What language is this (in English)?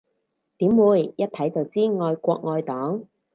Cantonese